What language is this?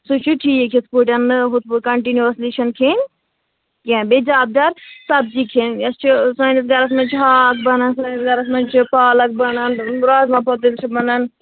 Kashmiri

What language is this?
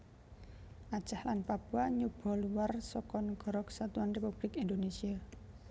Javanese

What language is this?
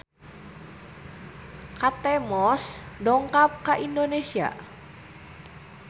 Sundanese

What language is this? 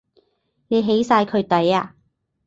Cantonese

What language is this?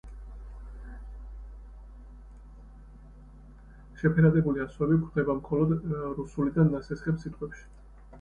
Georgian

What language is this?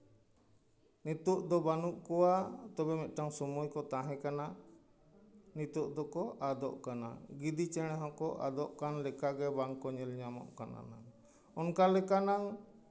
Santali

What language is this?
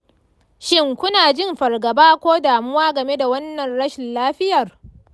Hausa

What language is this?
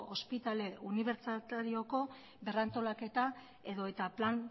Basque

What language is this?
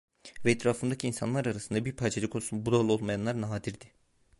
Turkish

